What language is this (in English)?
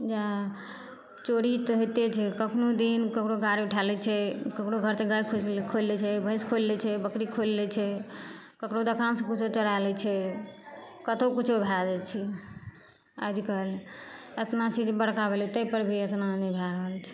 Maithili